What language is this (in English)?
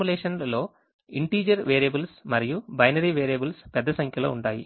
Telugu